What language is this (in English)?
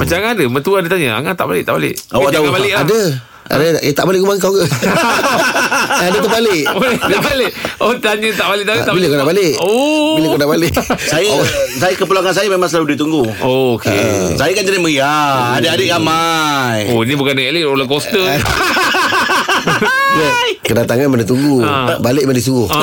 Malay